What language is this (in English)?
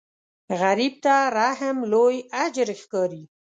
Pashto